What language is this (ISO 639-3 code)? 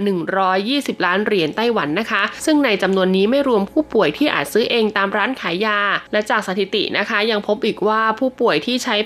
tha